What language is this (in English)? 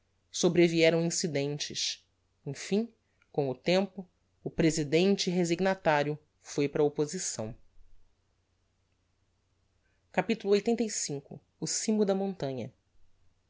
Portuguese